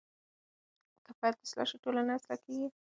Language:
Pashto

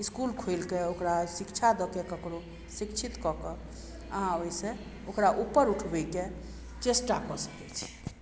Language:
Maithili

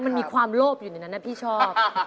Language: Thai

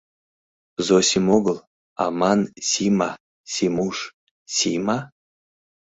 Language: Mari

